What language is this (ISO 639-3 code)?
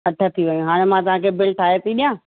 snd